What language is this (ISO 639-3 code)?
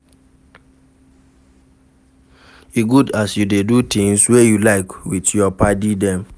pcm